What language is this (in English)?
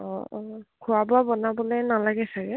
Assamese